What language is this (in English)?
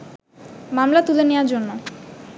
Bangla